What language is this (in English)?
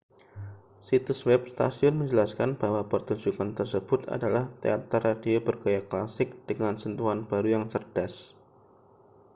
Indonesian